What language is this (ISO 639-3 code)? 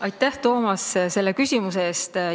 est